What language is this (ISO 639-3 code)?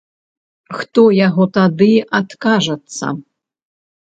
bel